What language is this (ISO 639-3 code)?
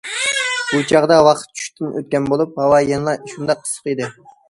uig